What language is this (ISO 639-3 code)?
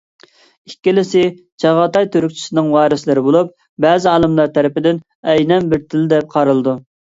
uig